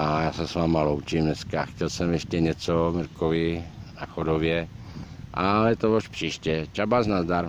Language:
Czech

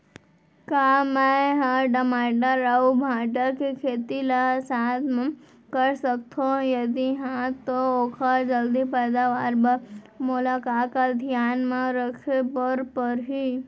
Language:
Chhattisgarhi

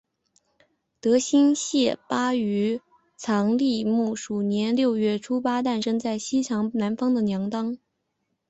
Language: Chinese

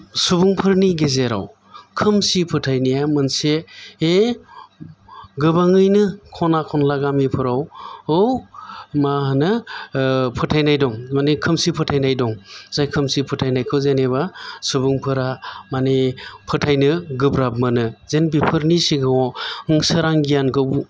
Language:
Bodo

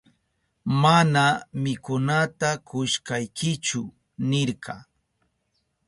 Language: Southern Pastaza Quechua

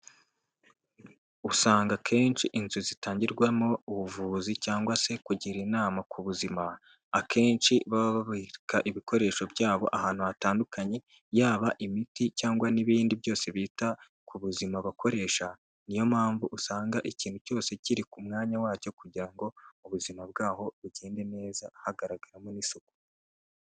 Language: Kinyarwanda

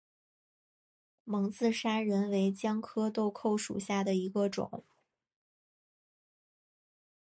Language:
Chinese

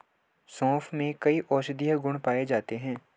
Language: Hindi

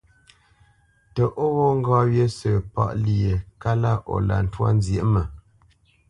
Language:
Bamenyam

